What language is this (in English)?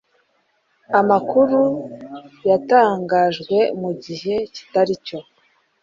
Kinyarwanda